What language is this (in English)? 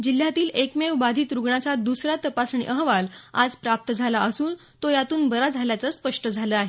Marathi